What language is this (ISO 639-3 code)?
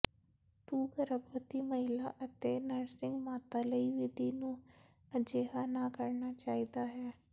pan